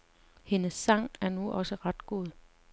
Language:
Danish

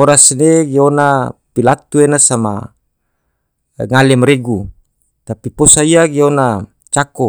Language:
Tidore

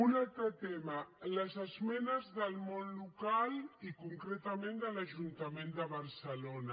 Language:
Catalan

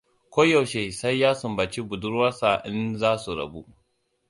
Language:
Hausa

